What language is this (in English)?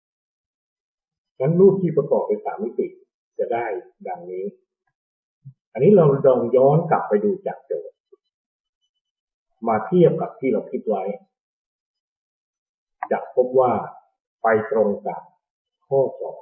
Thai